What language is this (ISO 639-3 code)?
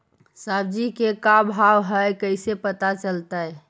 mag